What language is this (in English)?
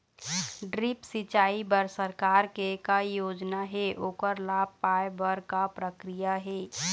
Chhattisgarhi